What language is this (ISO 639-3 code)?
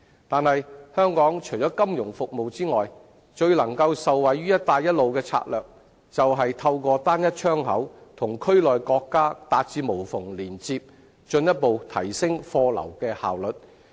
yue